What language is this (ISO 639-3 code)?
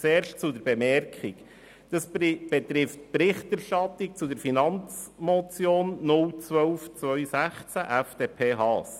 gsw